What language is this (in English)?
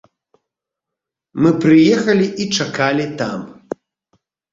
Belarusian